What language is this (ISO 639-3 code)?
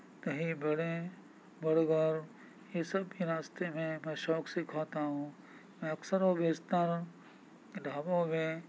urd